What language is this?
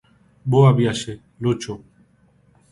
Galician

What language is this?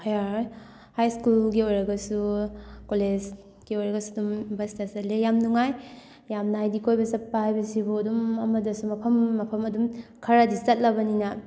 Manipuri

